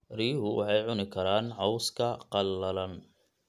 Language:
Somali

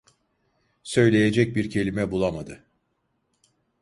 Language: Turkish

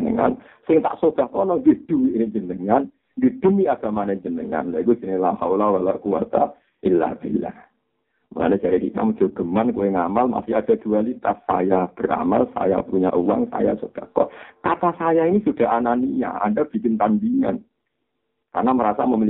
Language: Indonesian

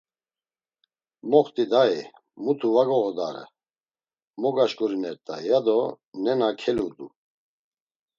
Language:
Laz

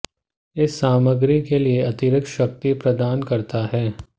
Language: Hindi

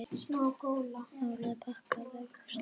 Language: Icelandic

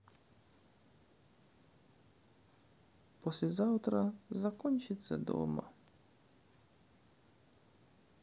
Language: Russian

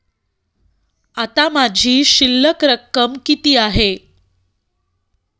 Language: Marathi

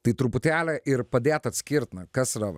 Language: Lithuanian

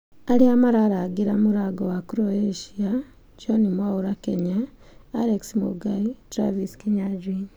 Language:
Kikuyu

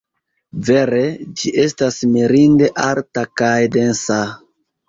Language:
Esperanto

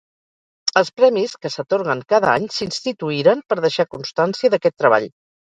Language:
Catalan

